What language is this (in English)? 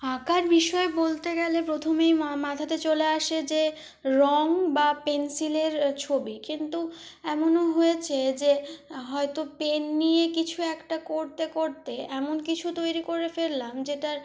Bangla